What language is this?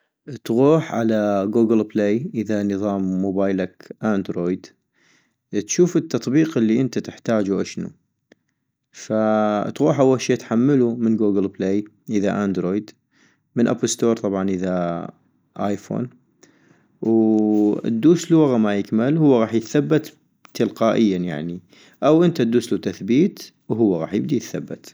North Mesopotamian Arabic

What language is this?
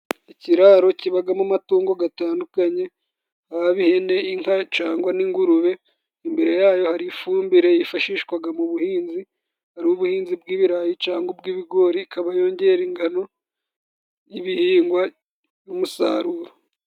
Kinyarwanda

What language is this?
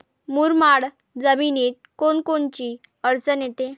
Marathi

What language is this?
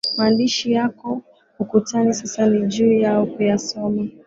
Swahili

